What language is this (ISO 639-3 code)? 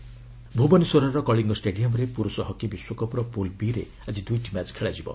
ori